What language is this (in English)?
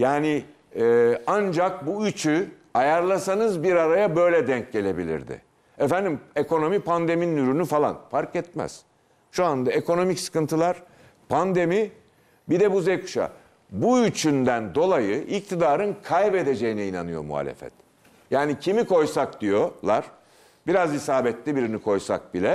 Turkish